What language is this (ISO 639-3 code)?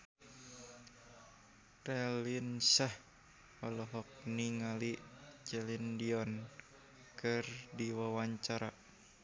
sun